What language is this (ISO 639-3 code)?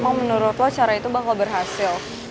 ind